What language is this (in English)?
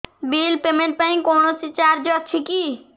Odia